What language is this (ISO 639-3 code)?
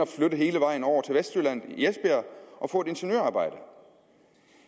dan